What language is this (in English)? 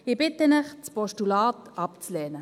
Swiss German